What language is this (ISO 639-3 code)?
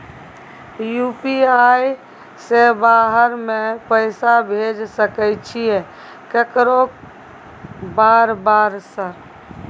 mai